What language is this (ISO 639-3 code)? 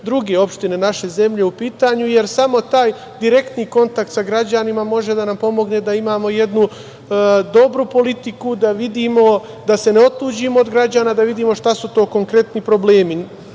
srp